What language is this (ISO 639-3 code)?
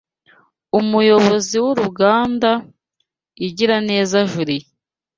kin